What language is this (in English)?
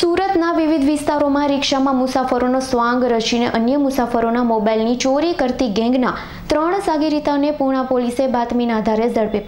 Romanian